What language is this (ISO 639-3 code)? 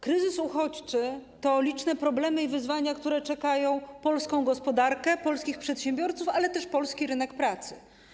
pol